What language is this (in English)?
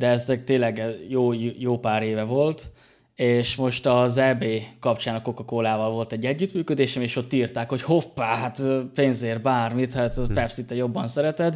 Hungarian